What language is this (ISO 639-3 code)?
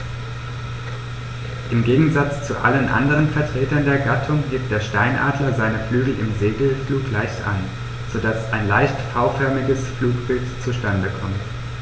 deu